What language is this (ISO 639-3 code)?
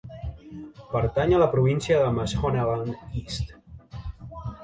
cat